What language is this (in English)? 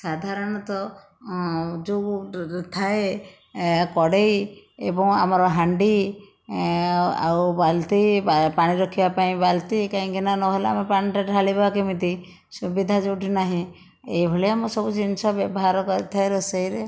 Odia